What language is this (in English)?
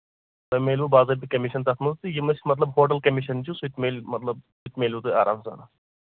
Kashmiri